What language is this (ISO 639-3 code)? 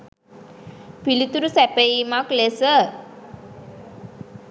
sin